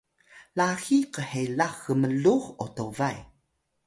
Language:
Atayal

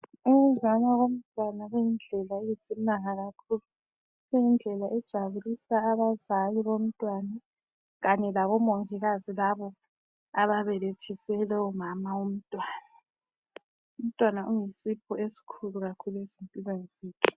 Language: North Ndebele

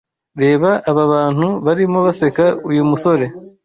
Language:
Kinyarwanda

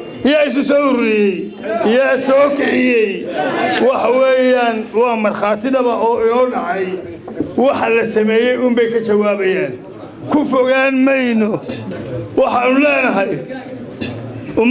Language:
Arabic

